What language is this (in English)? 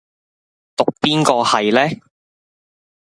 Cantonese